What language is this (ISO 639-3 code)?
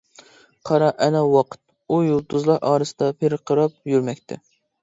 uig